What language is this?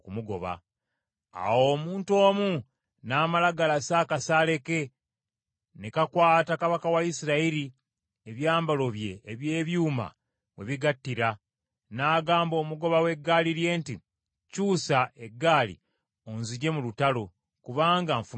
Ganda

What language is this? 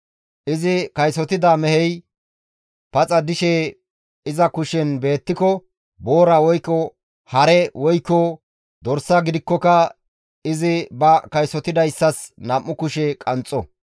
Gamo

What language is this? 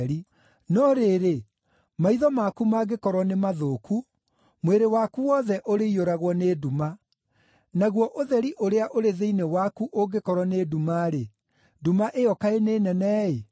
Kikuyu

